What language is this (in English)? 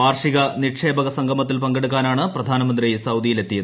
Malayalam